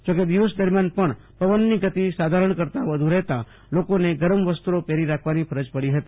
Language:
Gujarati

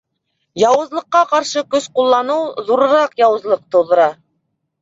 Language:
Bashkir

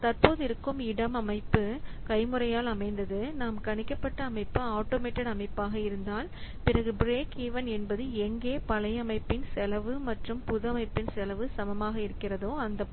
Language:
Tamil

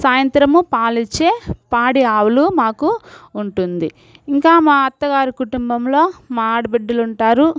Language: Telugu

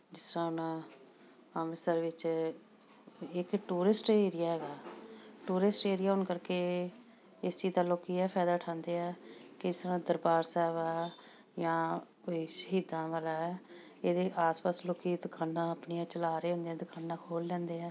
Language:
Punjabi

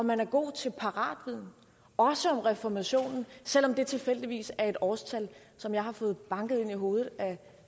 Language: Danish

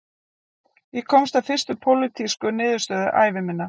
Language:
Icelandic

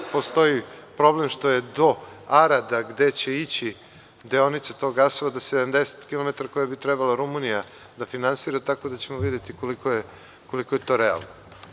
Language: Serbian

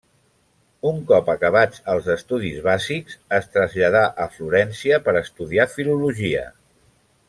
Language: Catalan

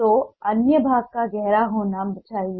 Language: Hindi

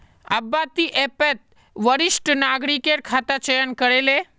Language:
Magahi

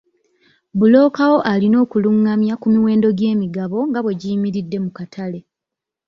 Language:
Ganda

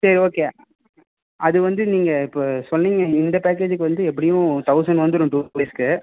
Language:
Tamil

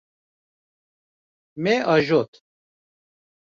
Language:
Kurdish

